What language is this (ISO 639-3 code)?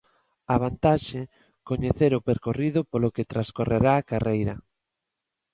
glg